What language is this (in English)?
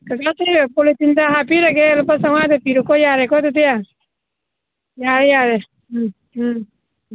Manipuri